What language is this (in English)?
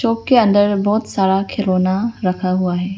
Hindi